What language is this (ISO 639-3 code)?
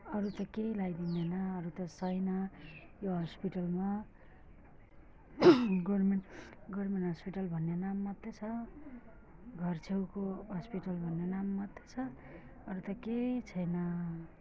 nep